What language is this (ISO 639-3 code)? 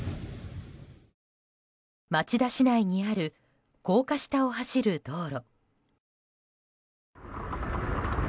jpn